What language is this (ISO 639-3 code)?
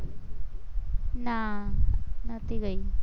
guj